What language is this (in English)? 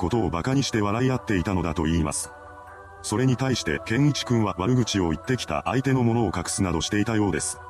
Japanese